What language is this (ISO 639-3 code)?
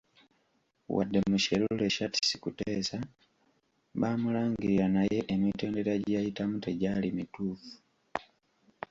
lug